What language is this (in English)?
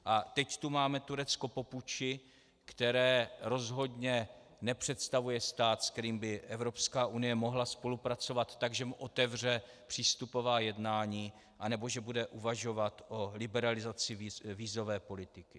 Czech